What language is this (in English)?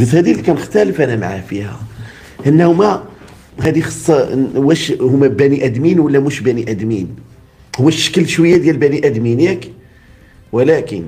Arabic